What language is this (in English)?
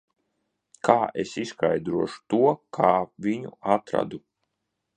Latvian